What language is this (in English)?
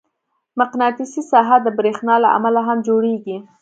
Pashto